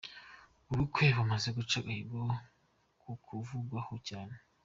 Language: Kinyarwanda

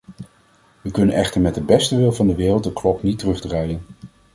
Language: Dutch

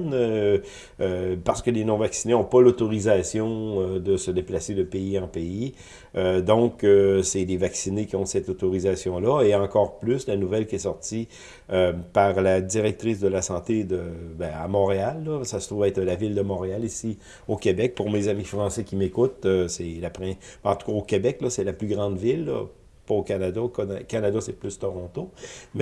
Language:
French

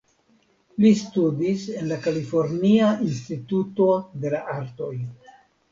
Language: Esperanto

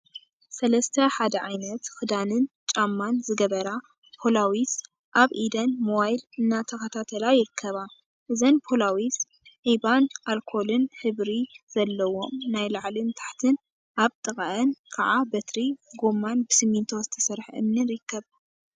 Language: Tigrinya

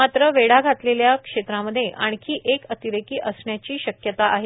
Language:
Marathi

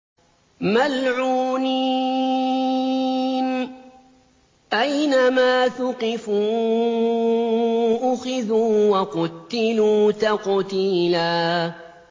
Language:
Arabic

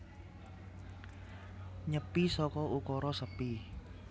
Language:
Javanese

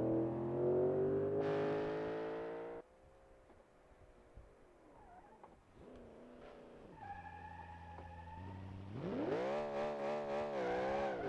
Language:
Portuguese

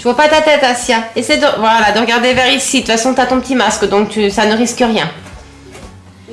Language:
French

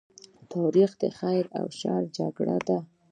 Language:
Pashto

